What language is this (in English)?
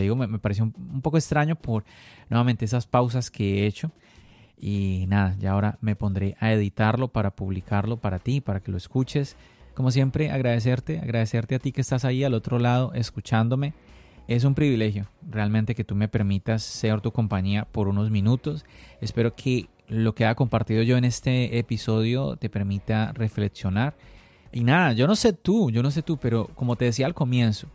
Spanish